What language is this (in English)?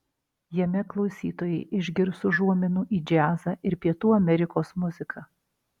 Lithuanian